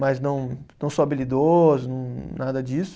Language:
Portuguese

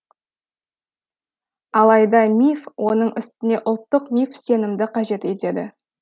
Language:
Kazakh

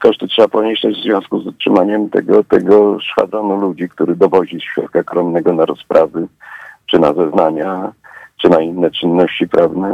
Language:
Polish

